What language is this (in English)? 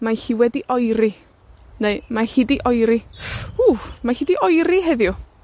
Welsh